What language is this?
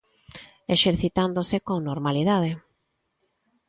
Galician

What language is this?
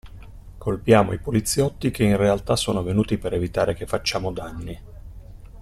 Italian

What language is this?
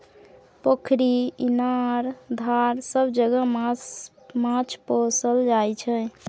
Maithili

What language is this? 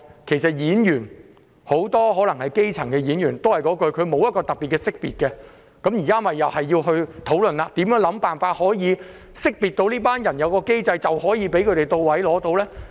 Cantonese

